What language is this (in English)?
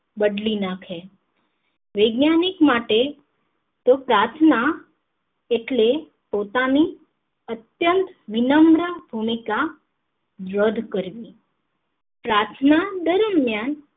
Gujarati